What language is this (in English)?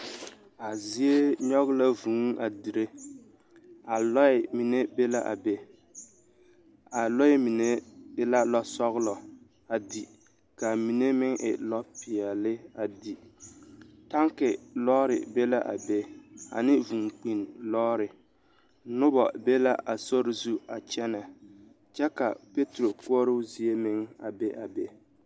Southern Dagaare